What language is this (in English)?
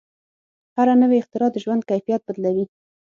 Pashto